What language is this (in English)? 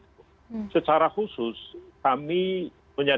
Indonesian